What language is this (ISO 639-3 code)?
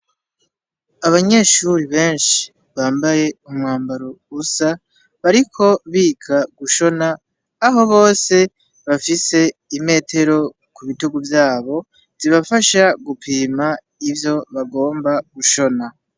run